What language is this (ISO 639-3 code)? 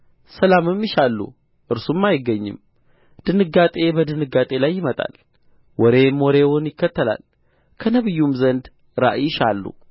amh